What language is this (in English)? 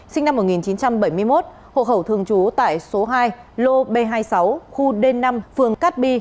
Vietnamese